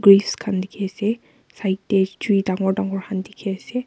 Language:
Naga Pidgin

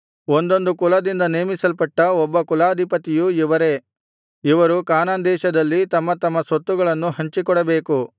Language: Kannada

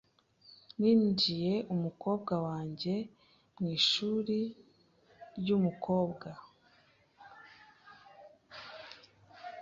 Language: Kinyarwanda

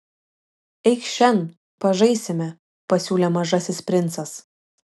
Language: Lithuanian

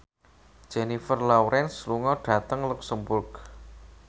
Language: Javanese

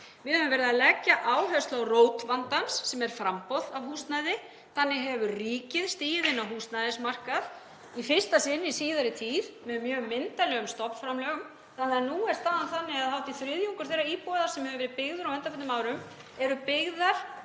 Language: Icelandic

